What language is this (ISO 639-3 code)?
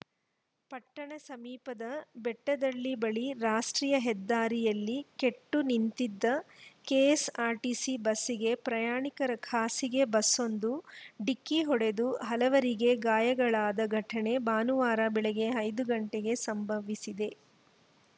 kan